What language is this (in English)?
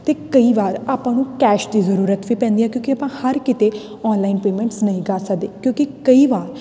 Punjabi